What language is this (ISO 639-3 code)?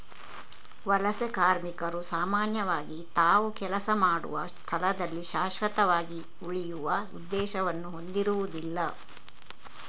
kan